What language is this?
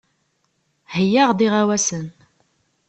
Kabyle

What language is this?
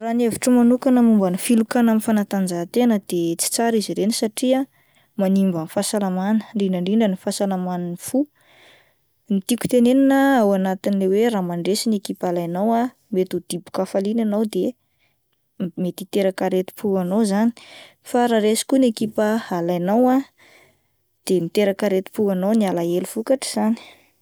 Malagasy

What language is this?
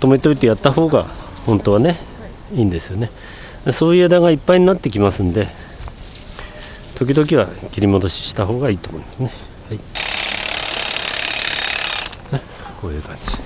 Japanese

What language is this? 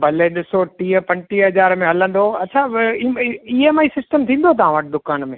Sindhi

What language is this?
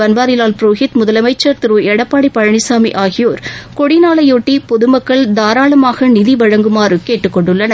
Tamil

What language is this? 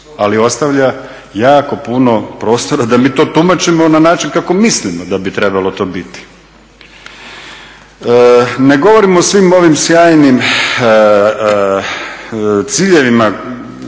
Croatian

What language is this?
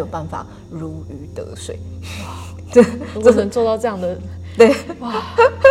Chinese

